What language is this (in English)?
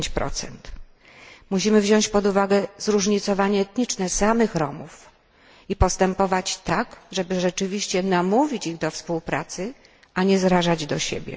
Polish